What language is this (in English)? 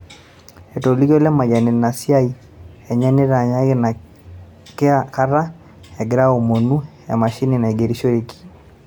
Masai